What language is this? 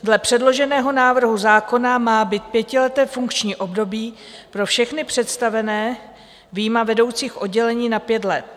Czech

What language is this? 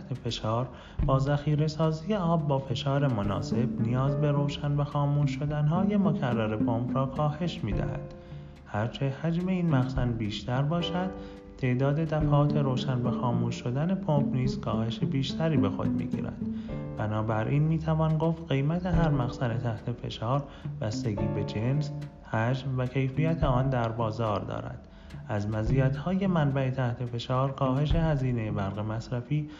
Persian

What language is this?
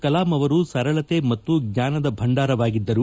Kannada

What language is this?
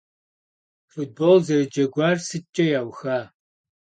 Kabardian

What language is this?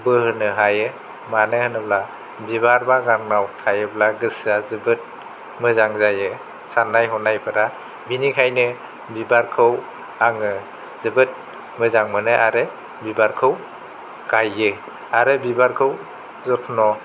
Bodo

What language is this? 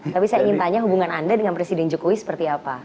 Indonesian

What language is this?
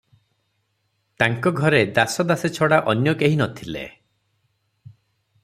Odia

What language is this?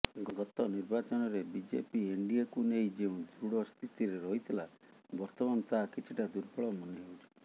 Odia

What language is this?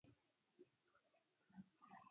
Arabic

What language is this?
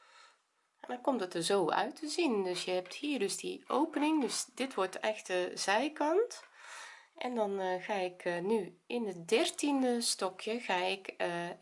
Dutch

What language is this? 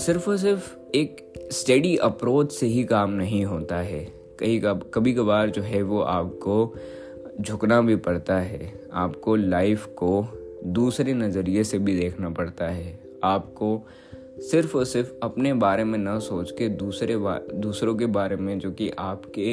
Hindi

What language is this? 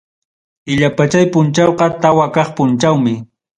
Ayacucho Quechua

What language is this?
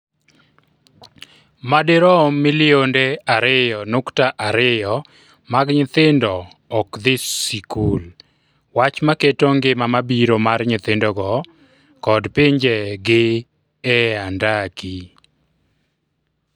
Luo (Kenya and Tanzania)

